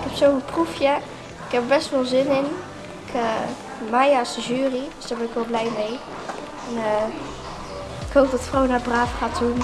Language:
Dutch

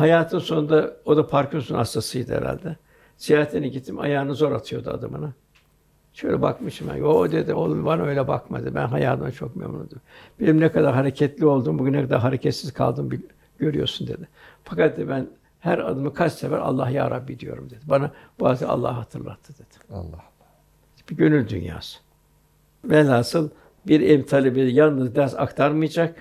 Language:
Turkish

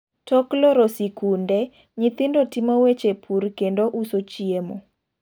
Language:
Luo (Kenya and Tanzania)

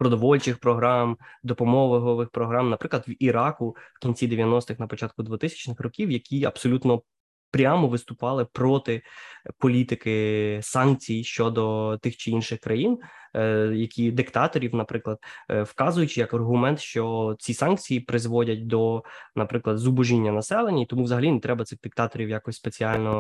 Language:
Ukrainian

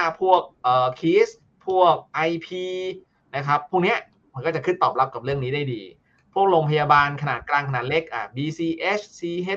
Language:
Thai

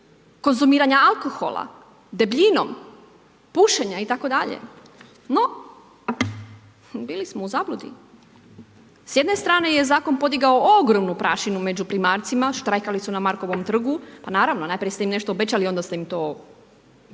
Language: Croatian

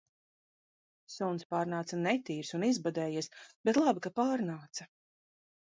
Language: Latvian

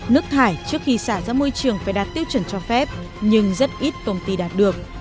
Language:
Vietnamese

